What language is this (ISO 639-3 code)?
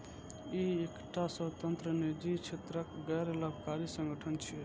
mai